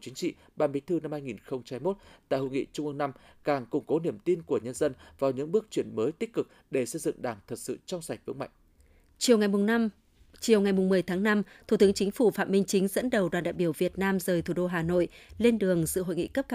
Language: Vietnamese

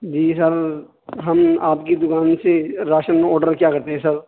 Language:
Urdu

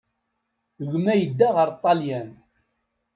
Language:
Kabyle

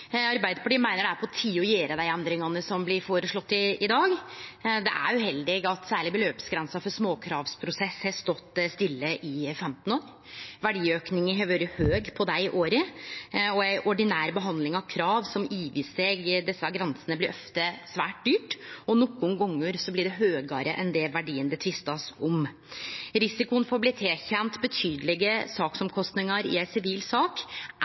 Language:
Norwegian Nynorsk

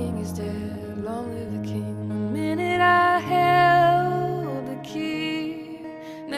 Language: English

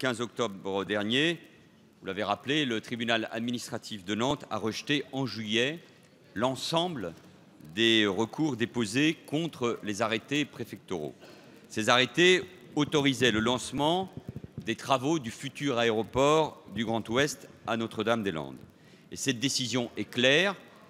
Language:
French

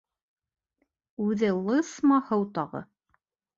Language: Bashkir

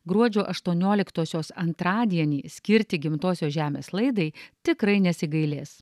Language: Lithuanian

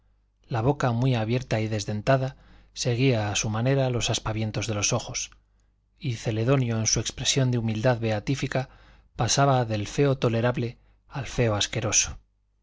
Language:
Spanish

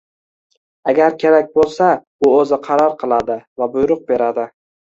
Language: Uzbek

